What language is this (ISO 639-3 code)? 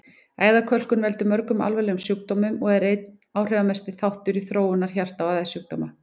isl